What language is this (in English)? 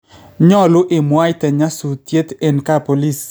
Kalenjin